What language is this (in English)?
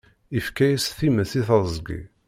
Kabyle